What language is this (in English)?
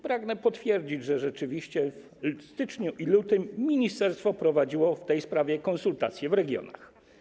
Polish